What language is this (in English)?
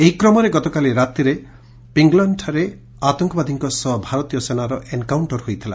Odia